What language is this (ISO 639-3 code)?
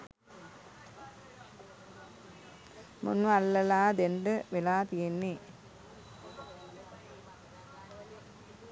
sin